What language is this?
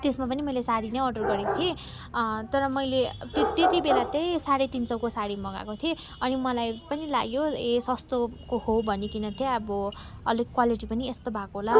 Nepali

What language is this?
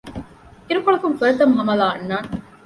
Divehi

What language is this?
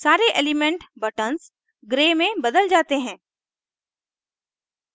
Hindi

